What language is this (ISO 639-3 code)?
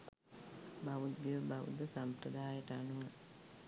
sin